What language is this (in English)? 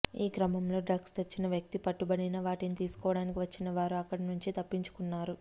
Telugu